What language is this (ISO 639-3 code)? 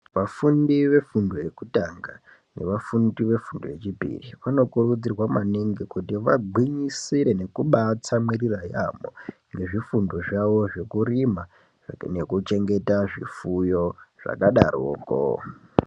ndc